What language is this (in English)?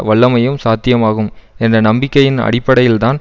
Tamil